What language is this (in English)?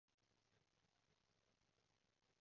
Cantonese